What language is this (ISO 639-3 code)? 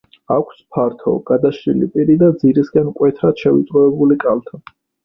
kat